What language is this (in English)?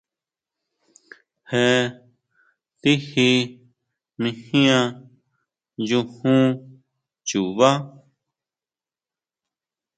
Huautla Mazatec